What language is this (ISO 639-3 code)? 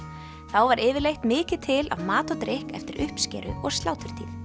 isl